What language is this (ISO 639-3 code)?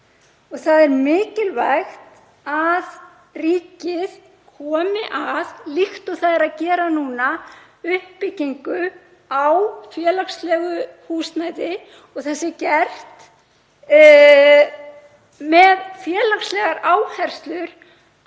isl